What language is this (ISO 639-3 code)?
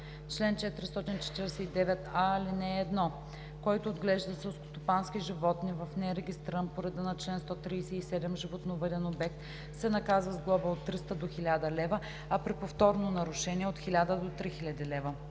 bul